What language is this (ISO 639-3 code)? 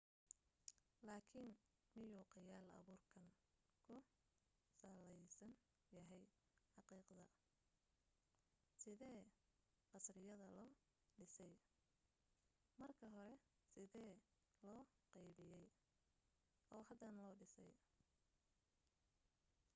som